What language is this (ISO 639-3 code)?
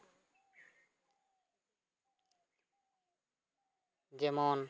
sat